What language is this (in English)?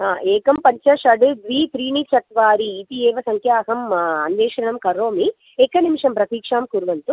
Sanskrit